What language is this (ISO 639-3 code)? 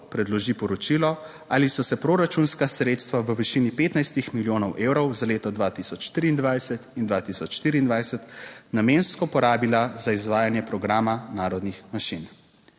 slv